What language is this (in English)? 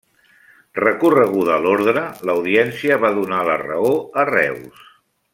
Catalan